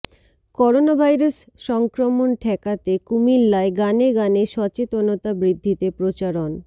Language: Bangla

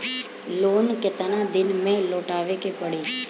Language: Bhojpuri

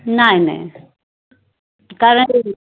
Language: Marathi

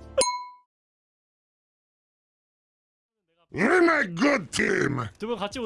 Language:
Korean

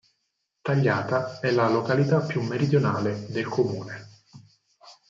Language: Italian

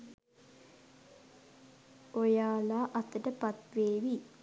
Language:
Sinhala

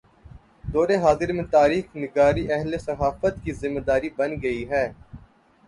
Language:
Urdu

